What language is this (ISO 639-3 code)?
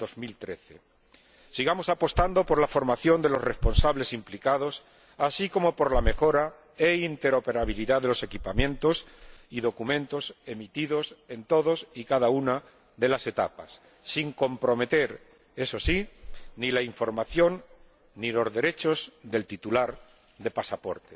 spa